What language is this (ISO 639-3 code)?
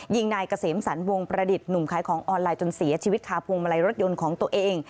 tha